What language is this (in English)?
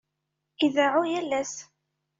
Kabyle